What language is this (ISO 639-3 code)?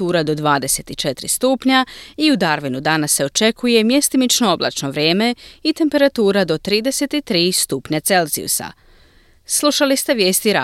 hrv